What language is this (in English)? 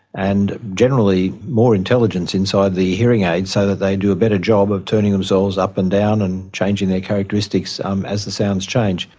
English